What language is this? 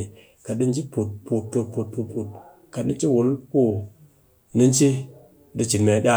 Cakfem-Mushere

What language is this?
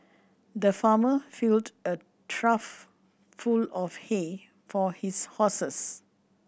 English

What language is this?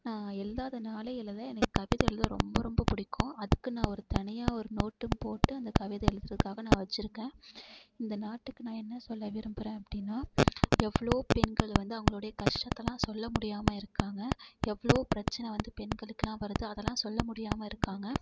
Tamil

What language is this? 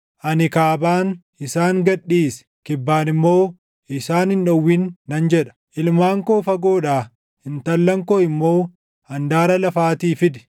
Oromo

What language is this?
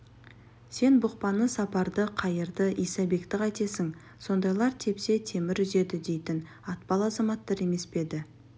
Kazakh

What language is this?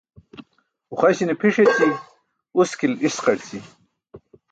Burushaski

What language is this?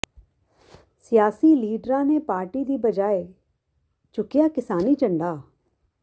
Punjabi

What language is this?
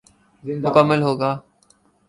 Urdu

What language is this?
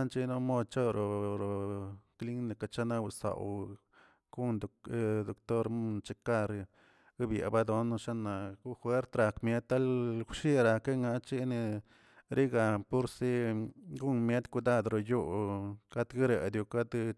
Tilquiapan Zapotec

